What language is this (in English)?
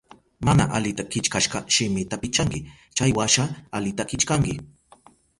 Southern Pastaza Quechua